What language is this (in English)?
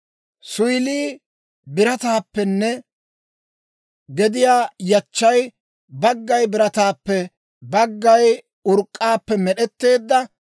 Dawro